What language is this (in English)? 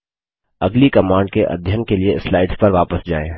Hindi